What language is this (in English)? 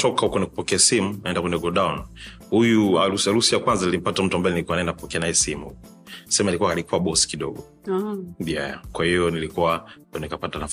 Swahili